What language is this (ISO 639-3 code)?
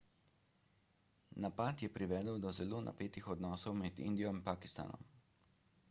slv